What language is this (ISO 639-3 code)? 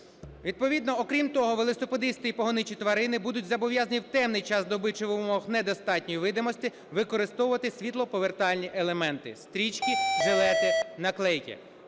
ukr